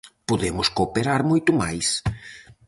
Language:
Galician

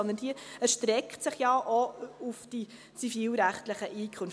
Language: Swiss German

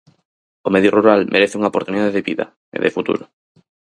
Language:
Galician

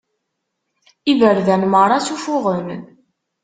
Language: Kabyle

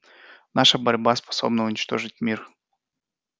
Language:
Russian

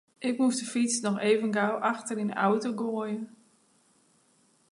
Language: Western Frisian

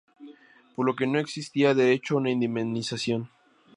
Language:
Spanish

